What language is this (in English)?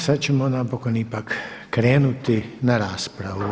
Croatian